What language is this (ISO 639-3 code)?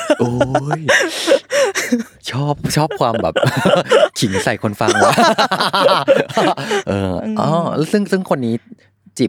tha